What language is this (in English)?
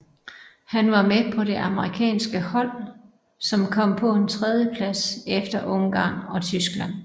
Danish